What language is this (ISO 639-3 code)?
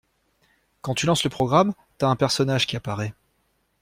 fra